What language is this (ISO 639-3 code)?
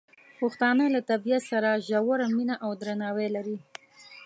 pus